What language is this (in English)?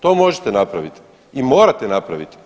Croatian